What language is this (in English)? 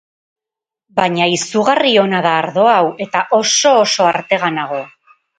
Basque